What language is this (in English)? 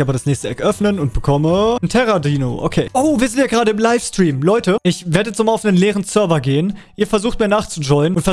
German